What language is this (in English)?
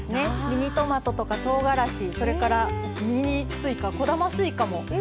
Japanese